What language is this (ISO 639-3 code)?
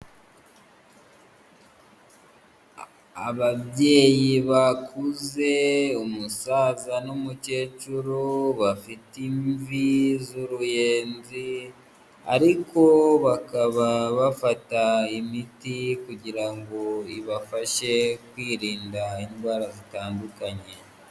kin